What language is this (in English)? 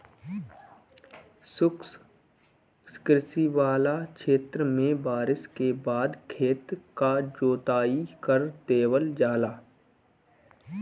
Bhojpuri